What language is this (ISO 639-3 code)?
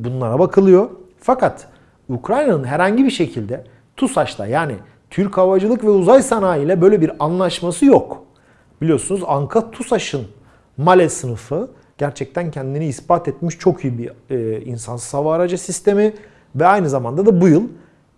tur